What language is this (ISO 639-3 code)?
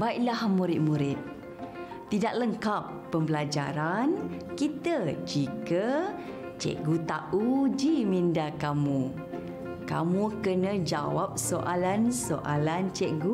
msa